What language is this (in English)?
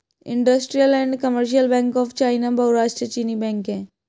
Hindi